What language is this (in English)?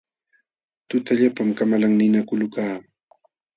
Jauja Wanca Quechua